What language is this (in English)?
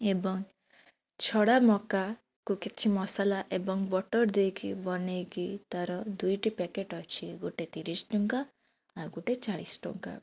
Odia